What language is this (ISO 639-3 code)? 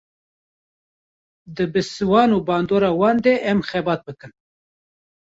kur